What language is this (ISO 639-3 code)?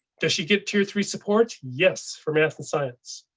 eng